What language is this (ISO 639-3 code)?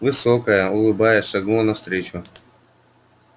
rus